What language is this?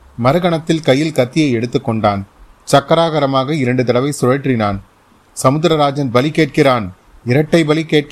Tamil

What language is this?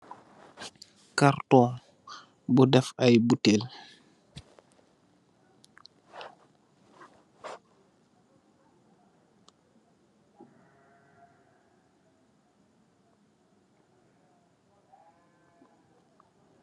Wolof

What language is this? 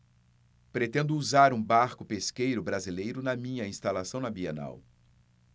Portuguese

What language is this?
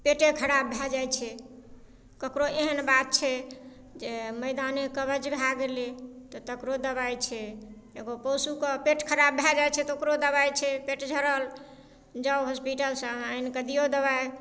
Maithili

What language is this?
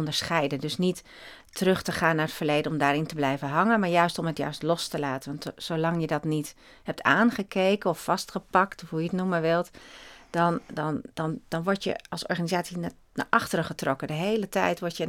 Dutch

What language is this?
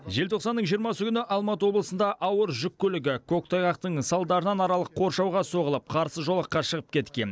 Kazakh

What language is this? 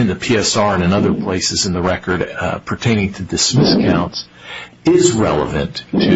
English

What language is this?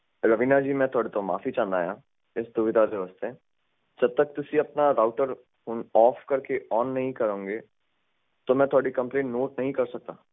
Punjabi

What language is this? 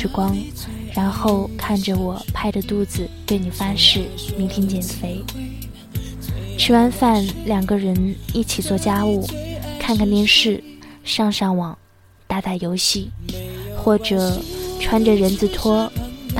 Chinese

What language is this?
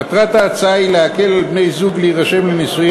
Hebrew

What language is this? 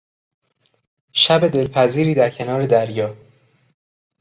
Persian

